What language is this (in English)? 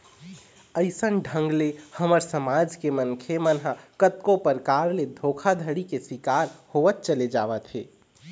Chhattisgarhi